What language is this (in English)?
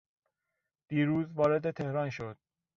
Persian